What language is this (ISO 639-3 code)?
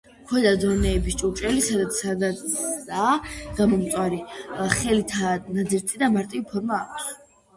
kat